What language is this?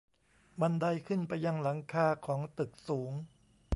Thai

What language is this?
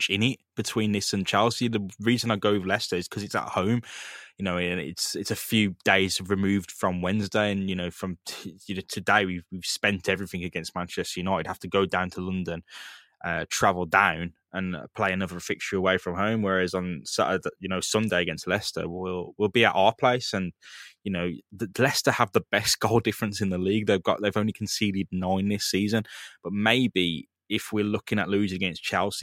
English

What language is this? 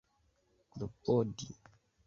Esperanto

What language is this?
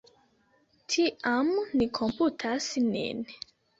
Esperanto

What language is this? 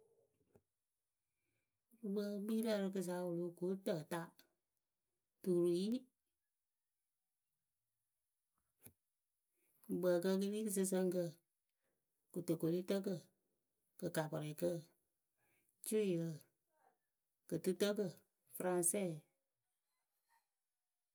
Akebu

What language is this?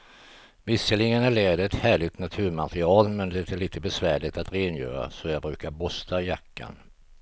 Swedish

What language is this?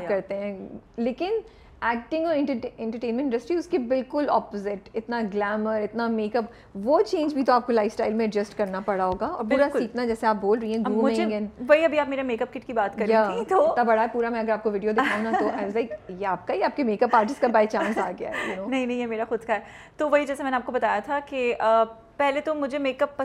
Urdu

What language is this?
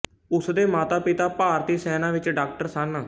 Punjabi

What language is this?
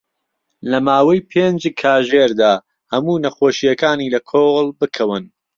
Central Kurdish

